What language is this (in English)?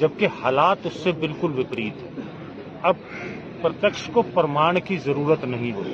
Urdu